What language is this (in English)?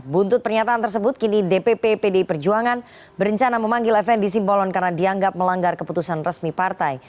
Indonesian